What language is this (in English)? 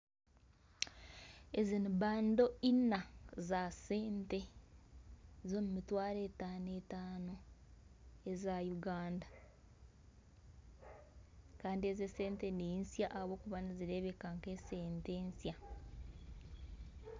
Nyankole